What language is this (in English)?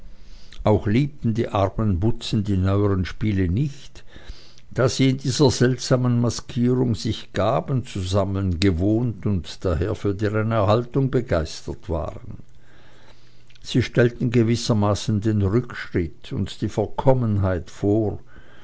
German